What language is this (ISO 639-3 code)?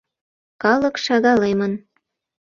chm